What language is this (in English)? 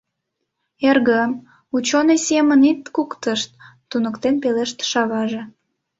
Mari